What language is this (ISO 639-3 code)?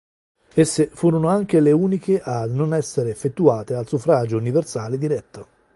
ita